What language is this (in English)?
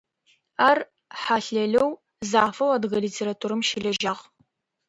Adyghe